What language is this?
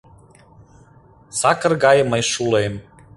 Mari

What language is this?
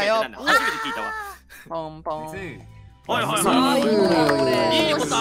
Japanese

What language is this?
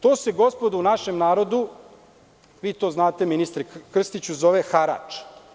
Serbian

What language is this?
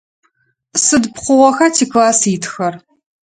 Adyghe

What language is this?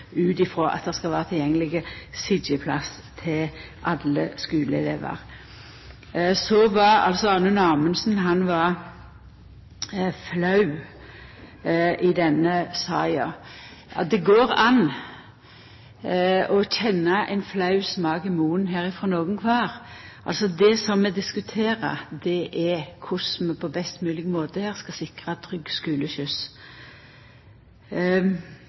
Norwegian Nynorsk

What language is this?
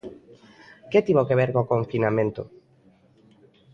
Galician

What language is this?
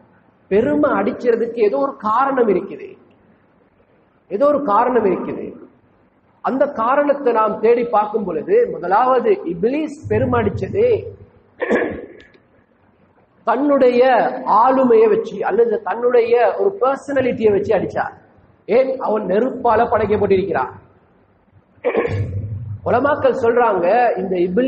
Hindi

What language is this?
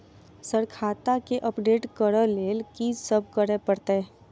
Maithili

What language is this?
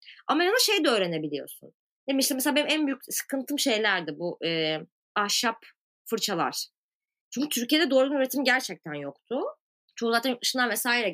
Turkish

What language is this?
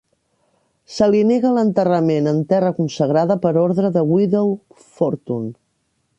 Catalan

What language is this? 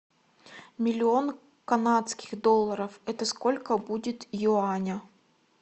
Russian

